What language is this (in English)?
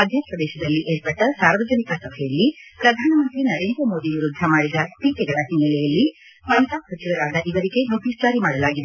Kannada